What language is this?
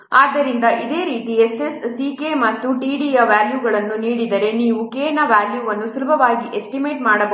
Kannada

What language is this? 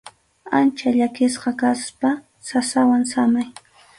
Arequipa-La Unión Quechua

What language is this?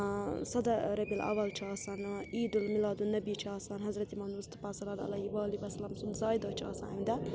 Kashmiri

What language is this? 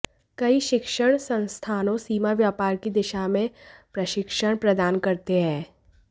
Hindi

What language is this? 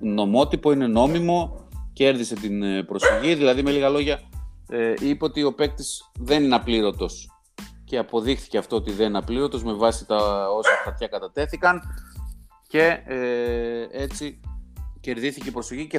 Greek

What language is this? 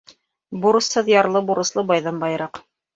Bashkir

